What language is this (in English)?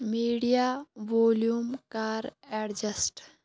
Kashmiri